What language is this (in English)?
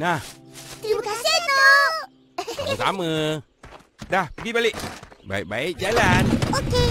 Malay